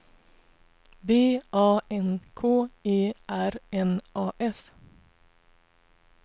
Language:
Swedish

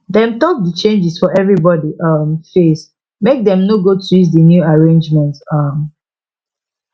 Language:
Nigerian Pidgin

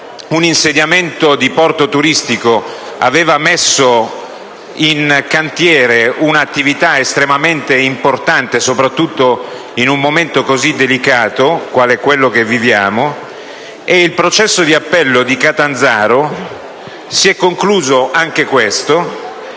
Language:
Italian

